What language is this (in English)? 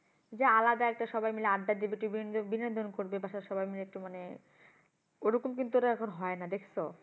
Bangla